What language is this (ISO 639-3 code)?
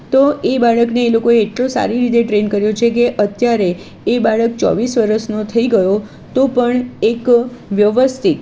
guj